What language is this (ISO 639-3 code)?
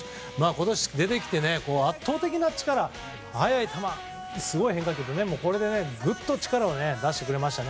jpn